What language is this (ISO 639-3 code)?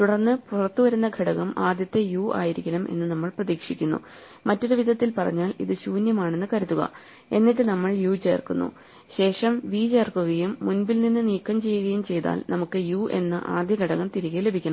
mal